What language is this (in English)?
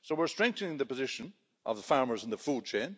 English